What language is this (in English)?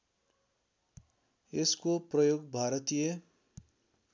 Nepali